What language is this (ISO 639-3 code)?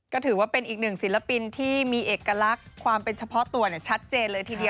tha